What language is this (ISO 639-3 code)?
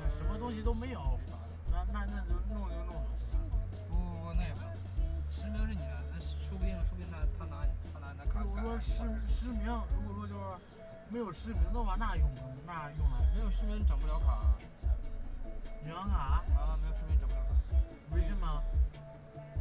zho